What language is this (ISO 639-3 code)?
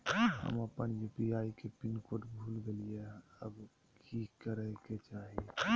mag